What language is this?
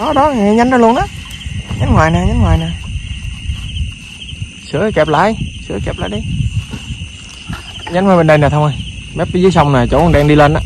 Vietnamese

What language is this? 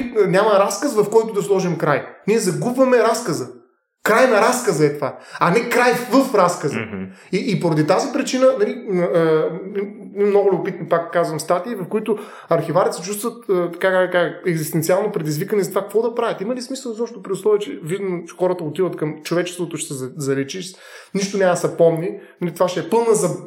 Bulgarian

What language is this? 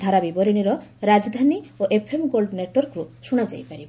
Odia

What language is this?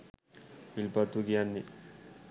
Sinhala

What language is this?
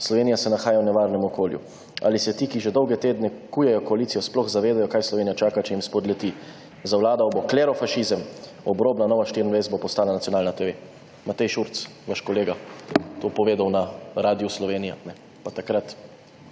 Slovenian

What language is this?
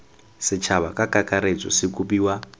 Tswana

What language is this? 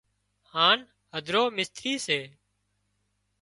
Wadiyara Koli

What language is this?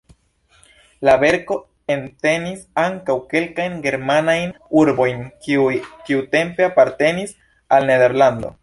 Esperanto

